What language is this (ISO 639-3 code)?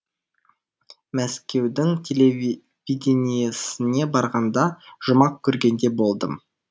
kaz